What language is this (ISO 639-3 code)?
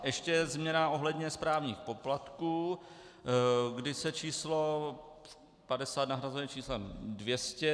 ces